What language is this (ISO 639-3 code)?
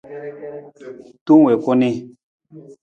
nmz